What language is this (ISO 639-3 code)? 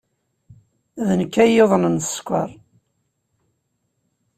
kab